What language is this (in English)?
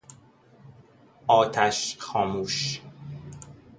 Persian